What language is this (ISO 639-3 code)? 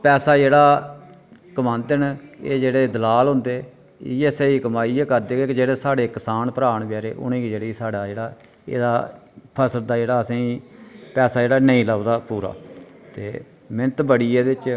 doi